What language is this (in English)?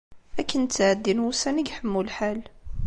Kabyle